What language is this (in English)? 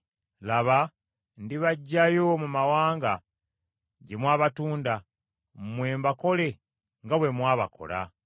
Ganda